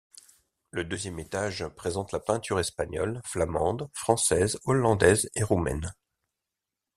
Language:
French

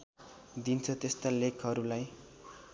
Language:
Nepali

